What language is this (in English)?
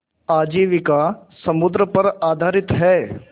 Hindi